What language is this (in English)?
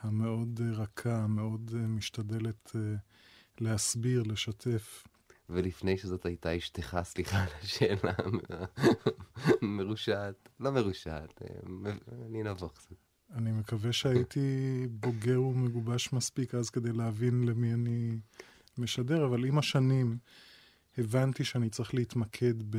Hebrew